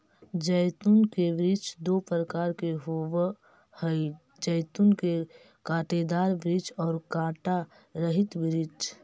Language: Magahi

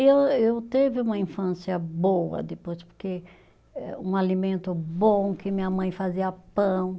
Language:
Portuguese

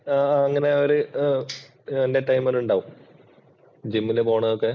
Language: Malayalam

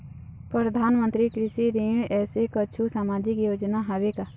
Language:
Chhattisgarhi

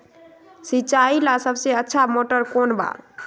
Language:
Magahi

